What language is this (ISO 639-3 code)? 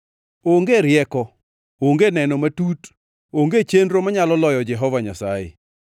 luo